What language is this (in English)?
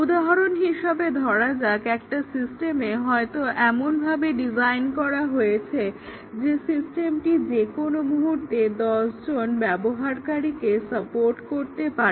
Bangla